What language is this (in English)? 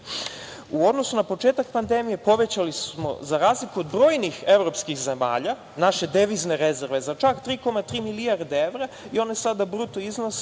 Serbian